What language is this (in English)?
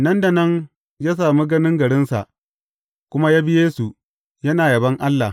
Hausa